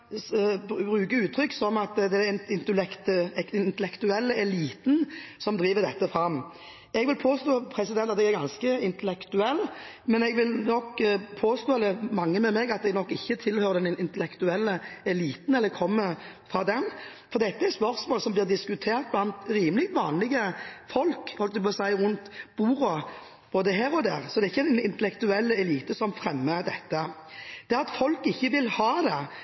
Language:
Norwegian Bokmål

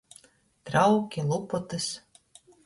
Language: Latgalian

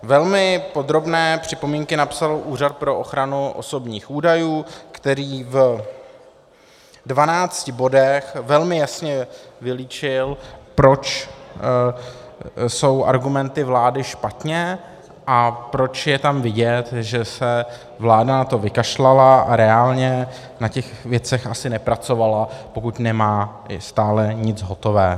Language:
Czech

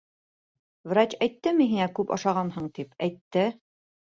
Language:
Bashkir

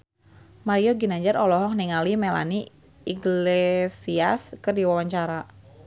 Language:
Sundanese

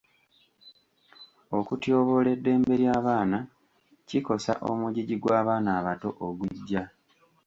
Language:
Ganda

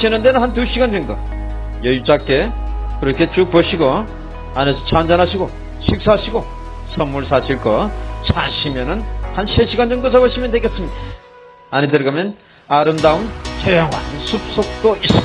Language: Korean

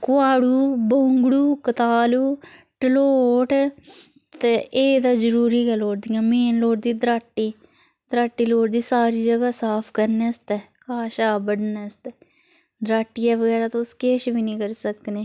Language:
Dogri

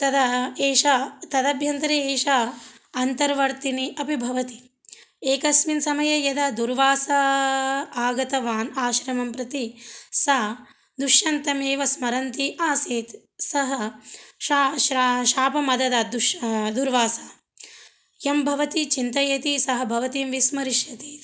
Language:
Sanskrit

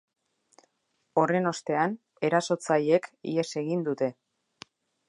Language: Basque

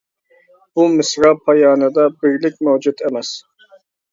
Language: Uyghur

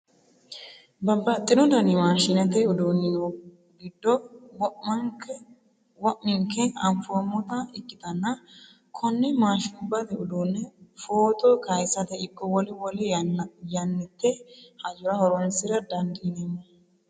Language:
Sidamo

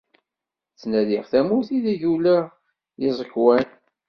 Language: Kabyle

